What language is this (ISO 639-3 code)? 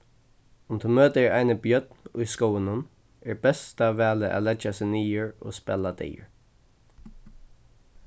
fao